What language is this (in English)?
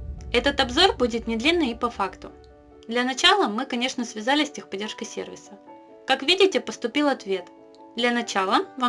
Russian